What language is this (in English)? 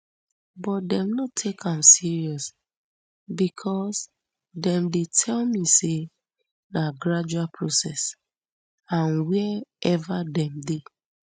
Nigerian Pidgin